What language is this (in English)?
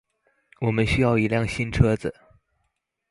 Chinese